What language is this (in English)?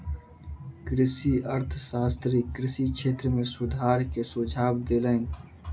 Maithili